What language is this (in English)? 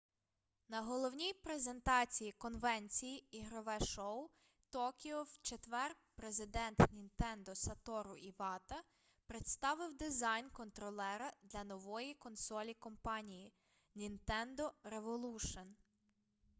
Ukrainian